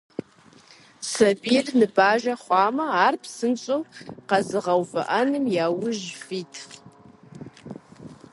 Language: Kabardian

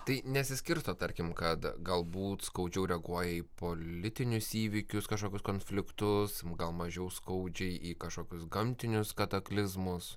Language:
Lithuanian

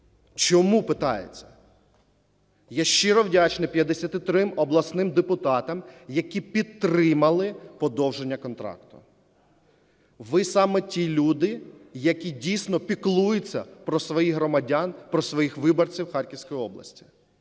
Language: Ukrainian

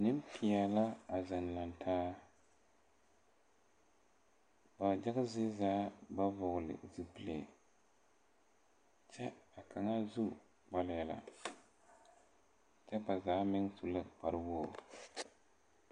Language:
Southern Dagaare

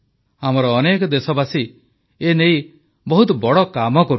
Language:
Odia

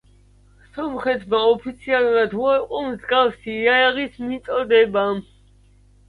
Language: Georgian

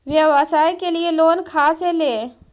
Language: Magahi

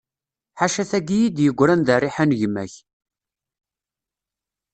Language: Kabyle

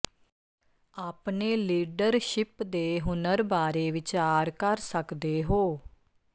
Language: Punjabi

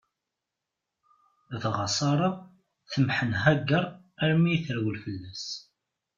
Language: Kabyle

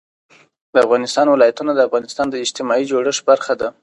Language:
Pashto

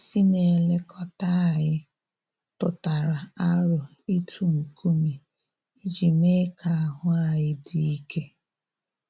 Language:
Igbo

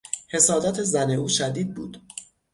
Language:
Persian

